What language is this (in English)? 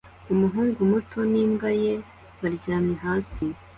Kinyarwanda